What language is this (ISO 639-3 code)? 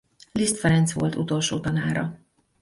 hun